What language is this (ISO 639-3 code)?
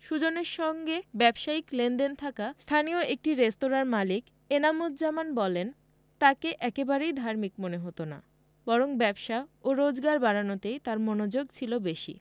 ben